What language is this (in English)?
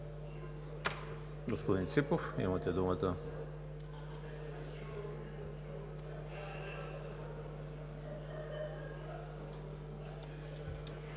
Bulgarian